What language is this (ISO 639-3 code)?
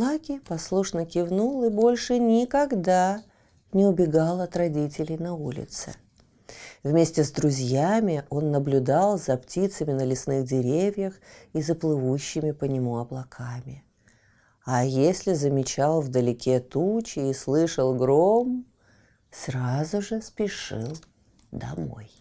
rus